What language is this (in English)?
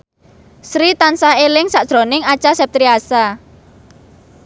Javanese